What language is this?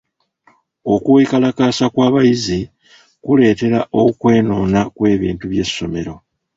Ganda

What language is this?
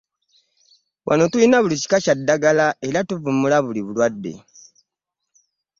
Ganda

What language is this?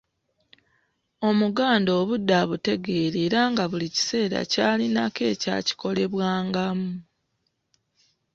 Ganda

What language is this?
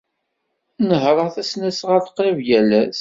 Kabyle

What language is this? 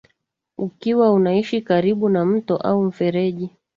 Swahili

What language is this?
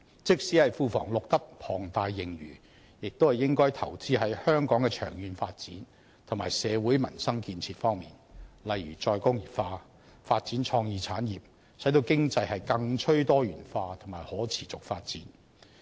Cantonese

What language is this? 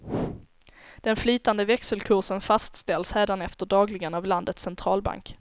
Swedish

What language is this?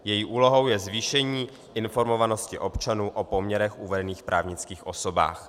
Czech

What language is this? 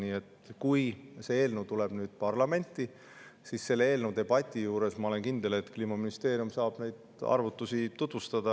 Estonian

